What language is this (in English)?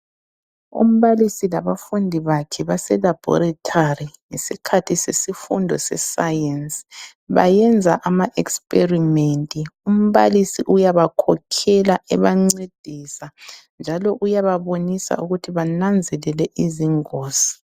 North Ndebele